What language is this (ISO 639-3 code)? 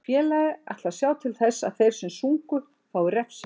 isl